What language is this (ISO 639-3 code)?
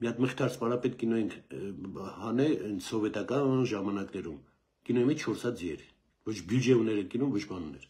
ron